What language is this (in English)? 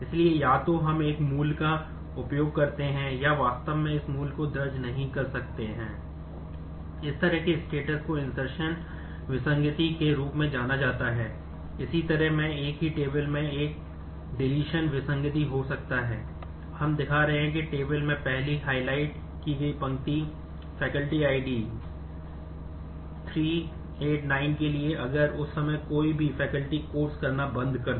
Hindi